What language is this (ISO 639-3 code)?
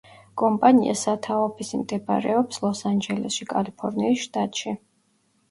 kat